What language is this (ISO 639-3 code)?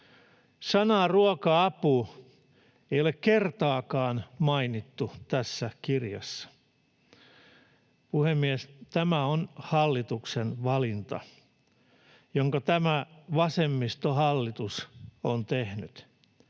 fin